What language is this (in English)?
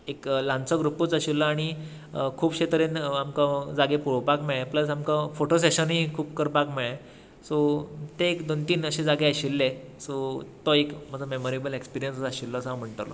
Konkani